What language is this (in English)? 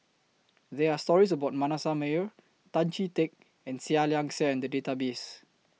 English